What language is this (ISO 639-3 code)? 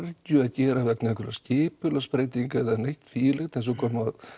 isl